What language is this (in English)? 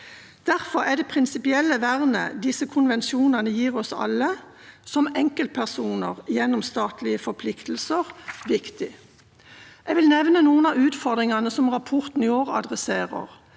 Norwegian